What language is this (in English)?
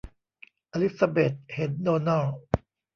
Thai